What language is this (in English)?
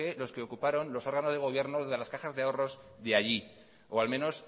Spanish